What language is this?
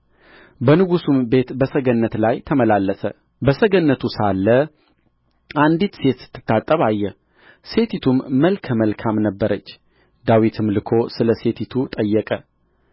Amharic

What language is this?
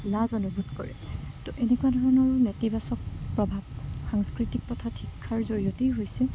Assamese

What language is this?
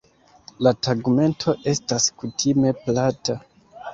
Esperanto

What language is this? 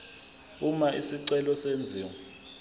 Zulu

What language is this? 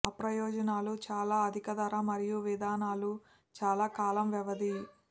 Telugu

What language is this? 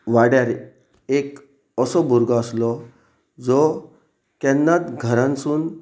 Konkani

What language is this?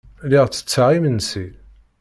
Kabyle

